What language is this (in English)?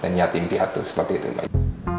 Indonesian